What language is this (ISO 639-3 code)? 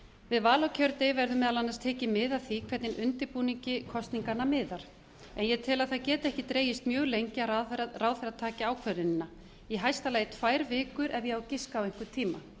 isl